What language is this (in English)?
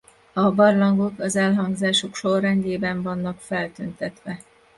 Hungarian